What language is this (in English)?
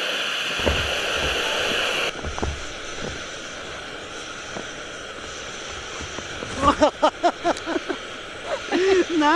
Japanese